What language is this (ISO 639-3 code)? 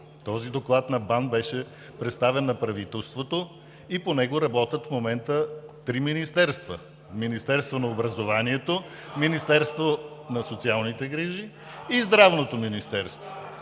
bul